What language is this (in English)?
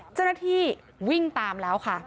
Thai